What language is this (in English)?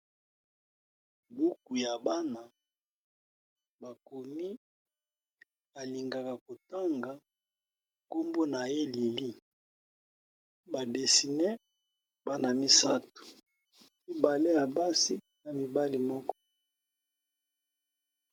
Lingala